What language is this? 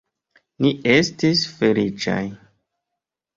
Esperanto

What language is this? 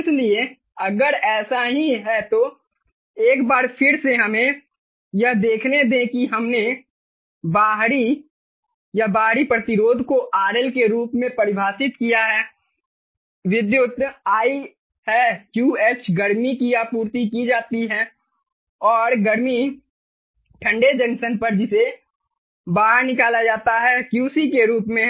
Hindi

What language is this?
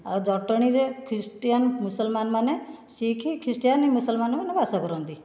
Odia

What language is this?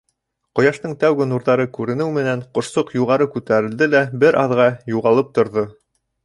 Bashkir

